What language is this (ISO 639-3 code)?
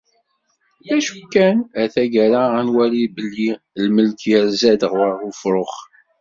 kab